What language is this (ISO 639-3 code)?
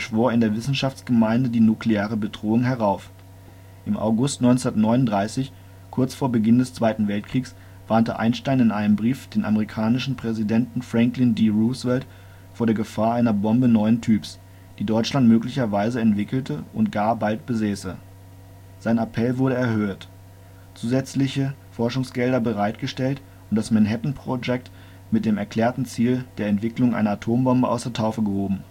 deu